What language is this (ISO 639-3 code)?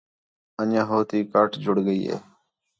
xhe